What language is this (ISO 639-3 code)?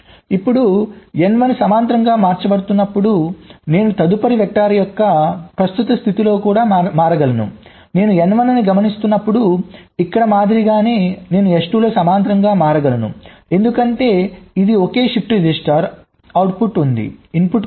tel